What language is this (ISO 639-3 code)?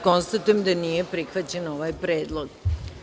srp